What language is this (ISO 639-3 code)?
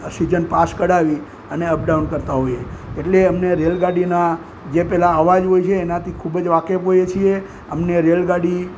guj